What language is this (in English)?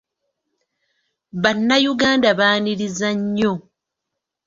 Ganda